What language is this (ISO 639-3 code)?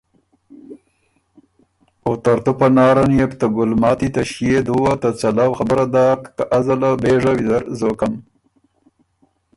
oru